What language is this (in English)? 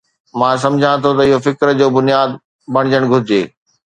Sindhi